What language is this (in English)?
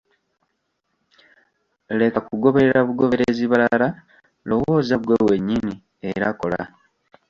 Ganda